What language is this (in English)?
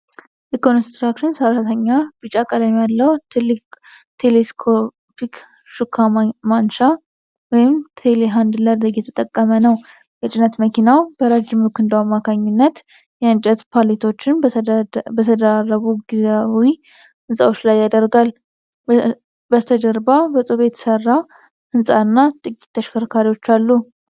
Amharic